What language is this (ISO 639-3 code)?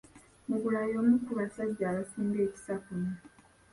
lug